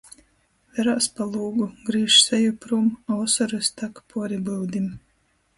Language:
Latgalian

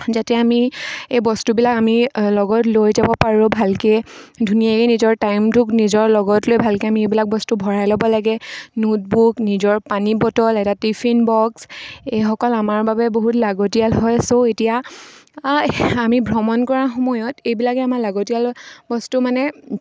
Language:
Assamese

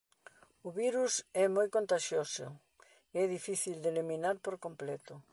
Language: Galician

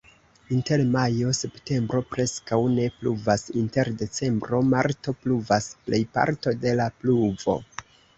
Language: Esperanto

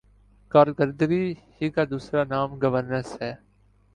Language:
Urdu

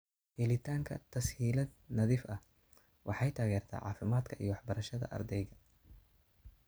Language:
Somali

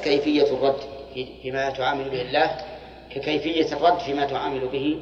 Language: Arabic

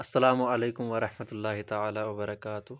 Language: Kashmiri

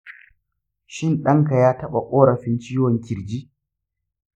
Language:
Hausa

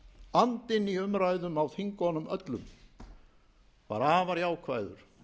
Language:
Icelandic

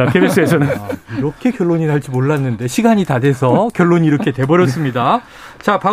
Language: Korean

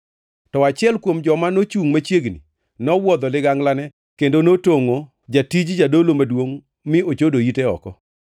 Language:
Luo (Kenya and Tanzania)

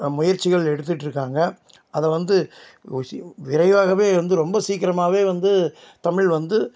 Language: Tamil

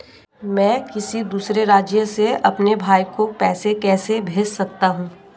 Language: Hindi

